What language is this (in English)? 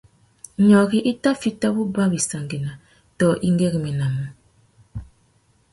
Tuki